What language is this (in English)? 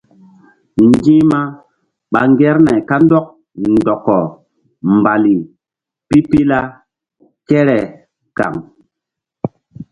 Mbum